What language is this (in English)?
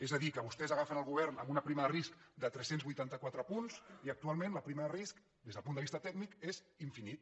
Catalan